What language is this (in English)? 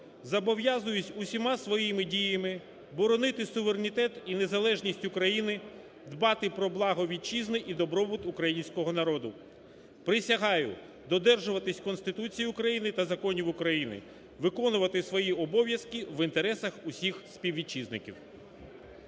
Ukrainian